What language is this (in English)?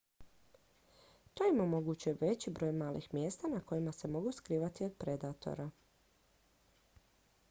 Croatian